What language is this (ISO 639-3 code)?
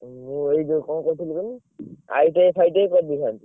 ori